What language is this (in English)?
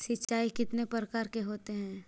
Magahi